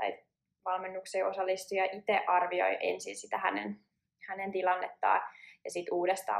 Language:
Finnish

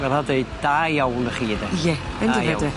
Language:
Welsh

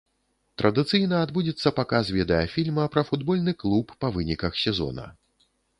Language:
Belarusian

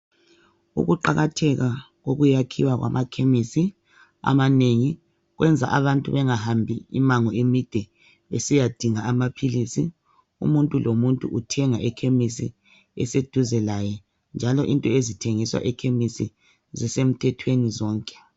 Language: North Ndebele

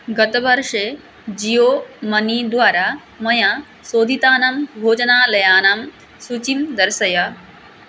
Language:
Sanskrit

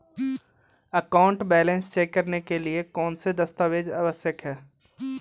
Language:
Hindi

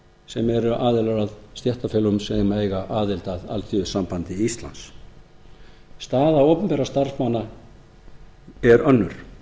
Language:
Icelandic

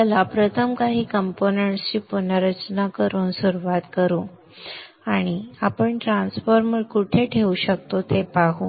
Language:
Marathi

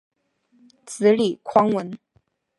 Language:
Chinese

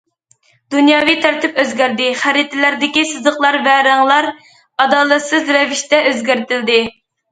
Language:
Uyghur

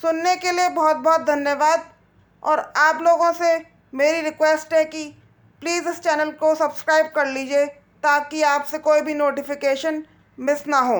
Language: Hindi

